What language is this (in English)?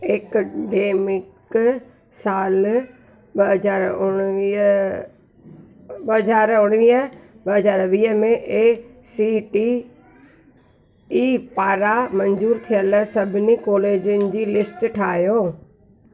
Sindhi